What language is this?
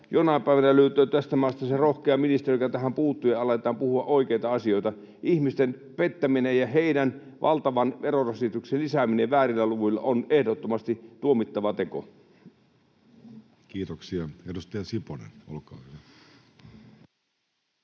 Finnish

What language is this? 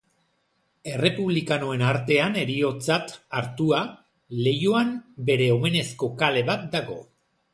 Basque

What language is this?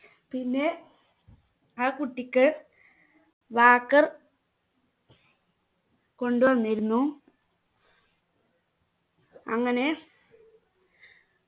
Malayalam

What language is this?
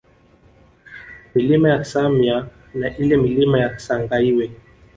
Swahili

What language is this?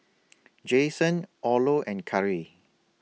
English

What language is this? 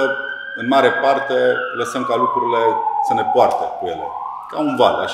Romanian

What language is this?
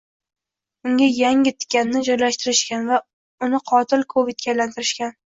Uzbek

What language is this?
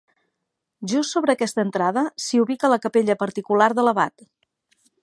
Catalan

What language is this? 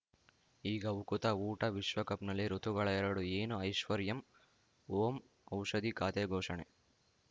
Kannada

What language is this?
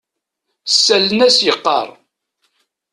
Kabyle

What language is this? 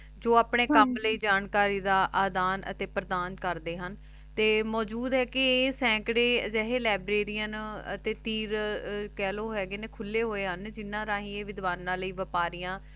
Punjabi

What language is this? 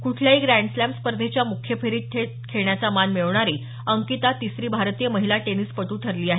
Marathi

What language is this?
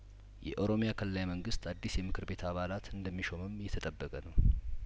Amharic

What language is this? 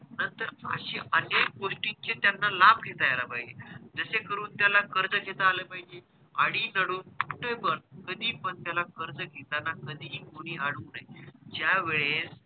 Marathi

